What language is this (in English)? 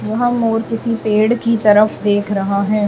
Hindi